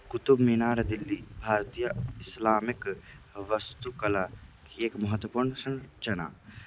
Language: Sanskrit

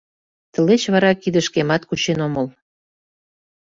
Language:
Mari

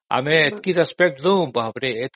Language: Odia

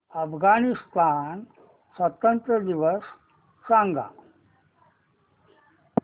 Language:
Marathi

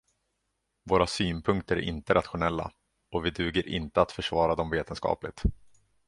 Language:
Swedish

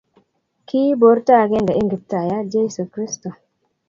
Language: Kalenjin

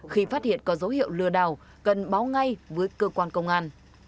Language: Vietnamese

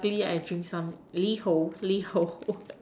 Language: English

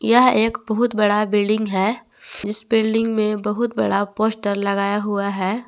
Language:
Hindi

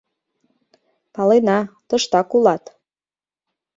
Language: Mari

